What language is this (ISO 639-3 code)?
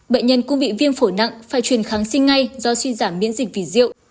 vie